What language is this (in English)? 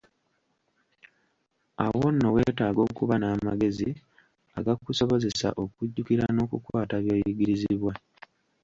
Ganda